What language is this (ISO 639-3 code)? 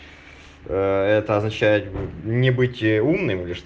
rus